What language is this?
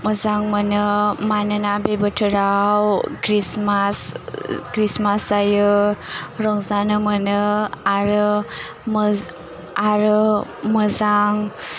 Bodo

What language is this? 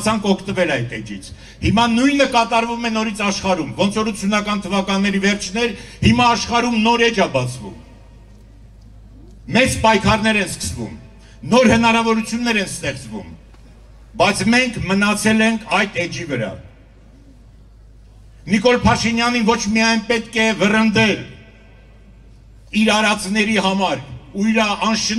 Turkish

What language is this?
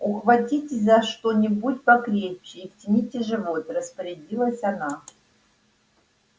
Russian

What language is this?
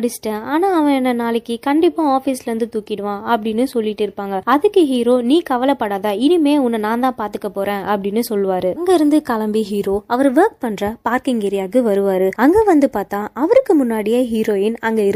Tamil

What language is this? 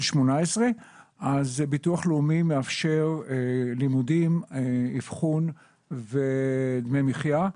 Hebrew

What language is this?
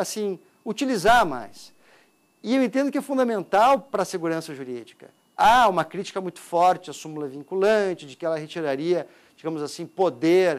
Portuguese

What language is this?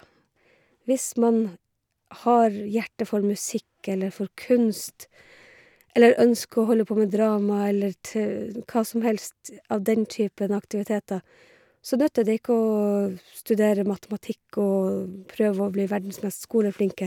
Norwegian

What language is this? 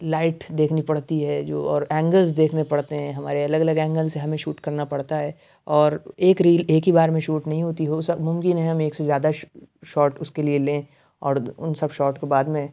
Urdu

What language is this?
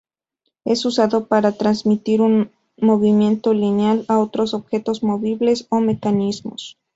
Spanish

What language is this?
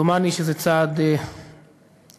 Hebrew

